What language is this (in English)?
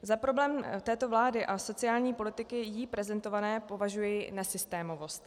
Czech